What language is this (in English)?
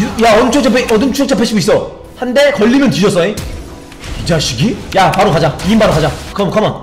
Korean